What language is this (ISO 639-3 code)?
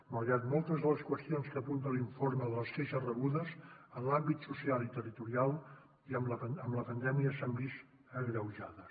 cat